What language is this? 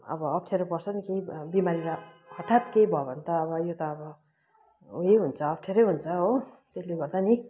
Nepali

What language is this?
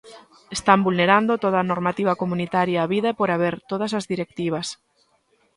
Galician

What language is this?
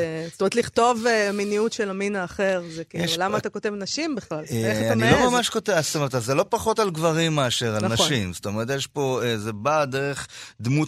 Hebrew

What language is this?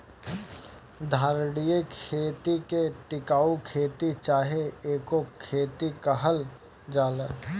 Bhojpuri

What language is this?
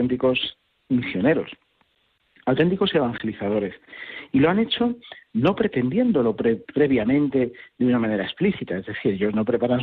Spanish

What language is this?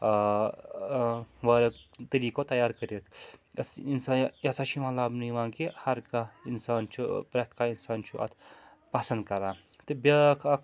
Kashmiri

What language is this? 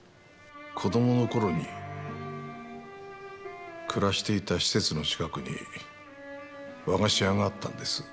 Japanese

